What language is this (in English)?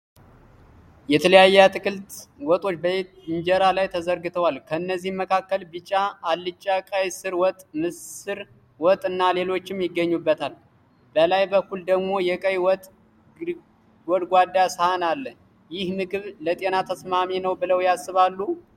Amharic